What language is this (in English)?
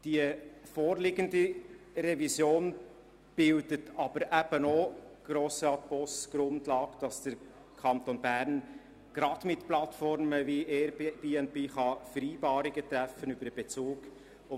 Swiss German